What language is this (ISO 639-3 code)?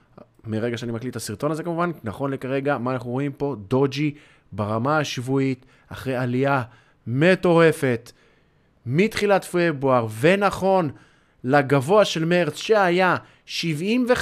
heb